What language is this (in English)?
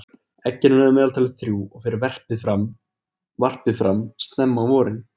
Icelandic